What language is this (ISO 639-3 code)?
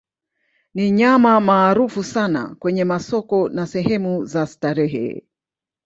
swa